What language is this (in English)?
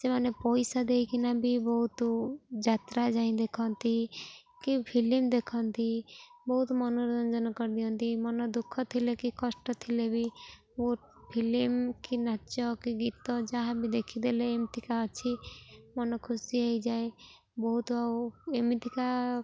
Odia